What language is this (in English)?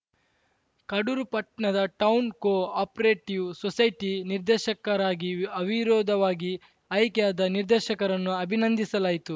Kannada